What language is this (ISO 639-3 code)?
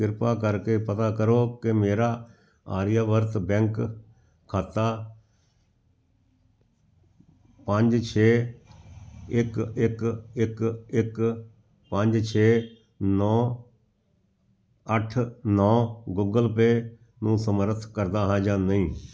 pan